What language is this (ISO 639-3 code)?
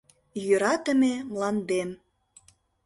chm